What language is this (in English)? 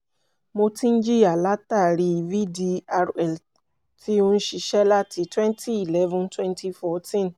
Yoruba